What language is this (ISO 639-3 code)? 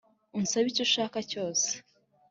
kin